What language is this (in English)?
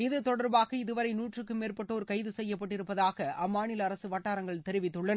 Tamil